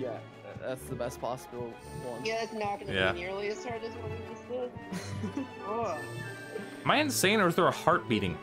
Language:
English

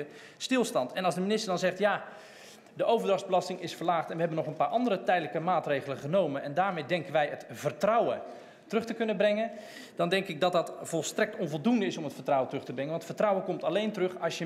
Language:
Dutch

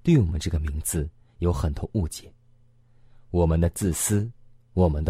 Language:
Chinese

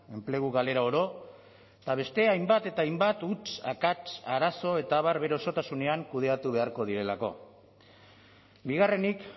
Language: Basque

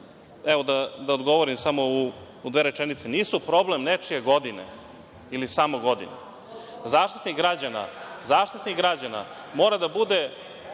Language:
Serbian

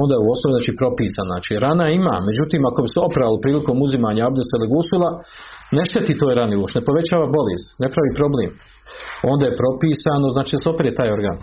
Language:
Croatian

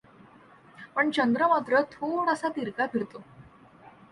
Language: Marathi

